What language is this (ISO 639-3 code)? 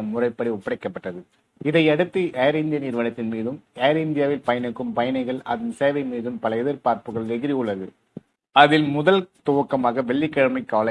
tam